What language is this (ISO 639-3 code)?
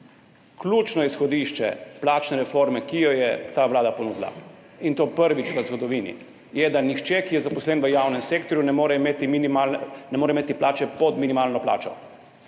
slv